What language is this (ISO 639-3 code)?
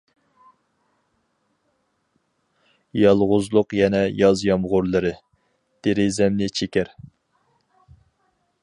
uig